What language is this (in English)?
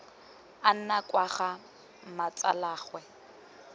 Tswana